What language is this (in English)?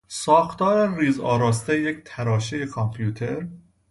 Persian